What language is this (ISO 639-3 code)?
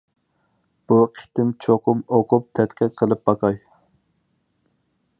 uig